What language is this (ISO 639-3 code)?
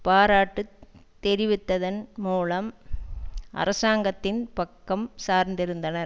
tam